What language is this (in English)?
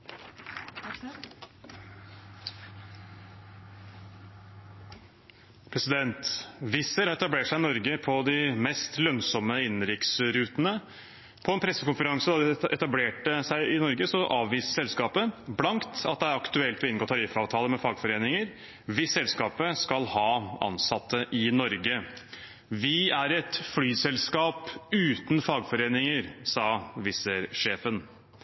Norwegian Bokmål